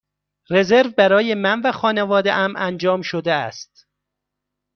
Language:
Persian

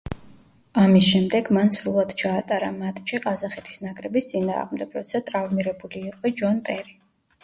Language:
Georgian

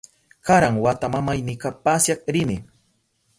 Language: Southern Pastaza Quechua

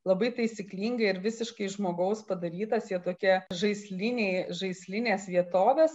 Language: Lithuanian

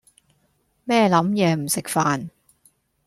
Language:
Cantonese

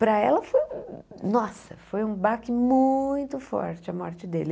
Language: Portuguese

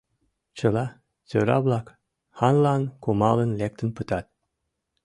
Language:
Mari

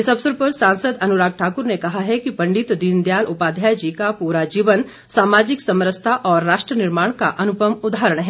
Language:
Hindi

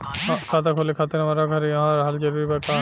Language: Bhojpuri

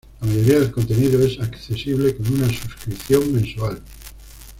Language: Spanish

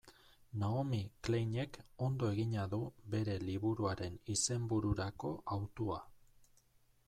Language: Basque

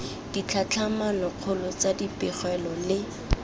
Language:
Tswana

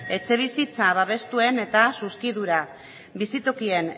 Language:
Basque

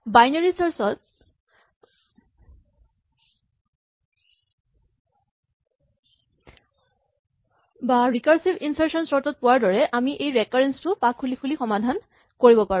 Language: Assamese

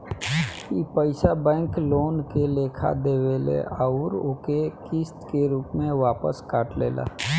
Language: Bhojpuri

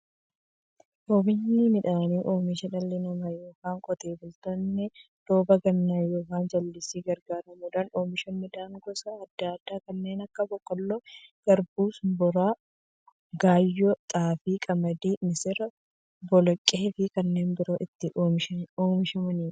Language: Oromo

